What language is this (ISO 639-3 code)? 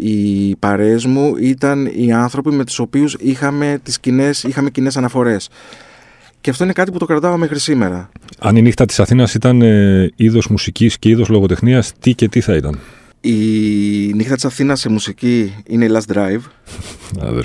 ell